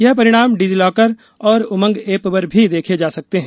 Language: Hindi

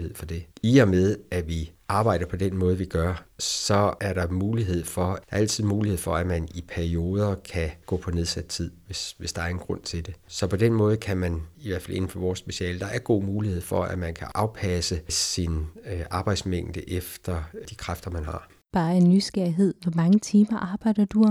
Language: Danish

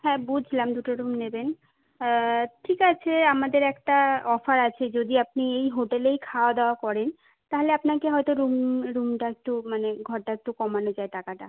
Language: Bangla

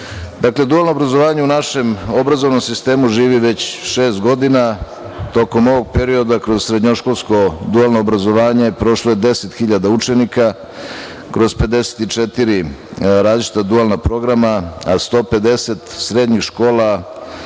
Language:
Serbian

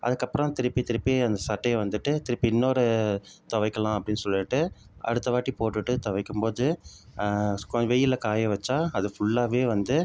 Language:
Tamil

